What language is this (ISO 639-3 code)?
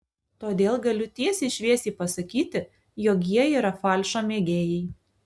lit